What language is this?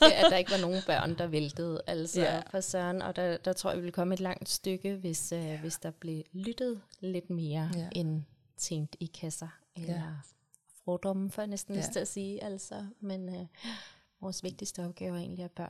Danish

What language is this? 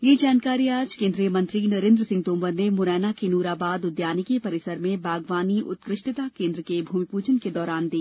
Hindi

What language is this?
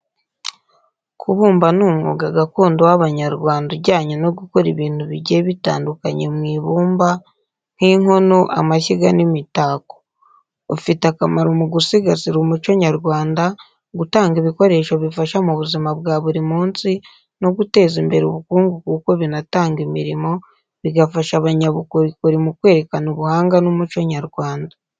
Kinyarwanda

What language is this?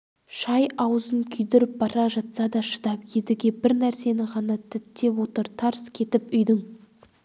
Kazakh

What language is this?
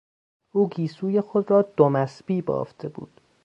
Persian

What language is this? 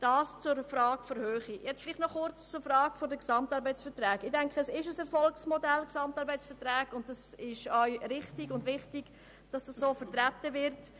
Swiss German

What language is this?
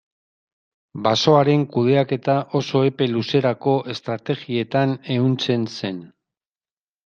Basque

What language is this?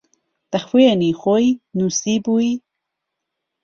Central Kurdish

